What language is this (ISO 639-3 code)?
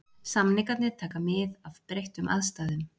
isl